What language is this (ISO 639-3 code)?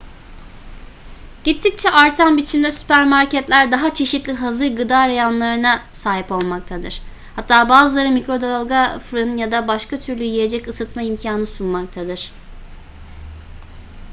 tur